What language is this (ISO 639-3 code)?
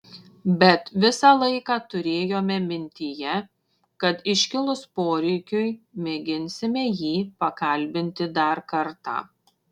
lit